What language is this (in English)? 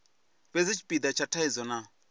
Venda